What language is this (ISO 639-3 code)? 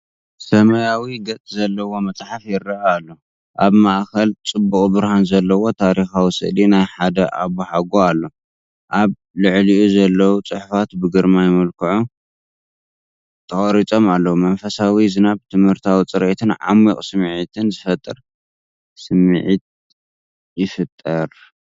tir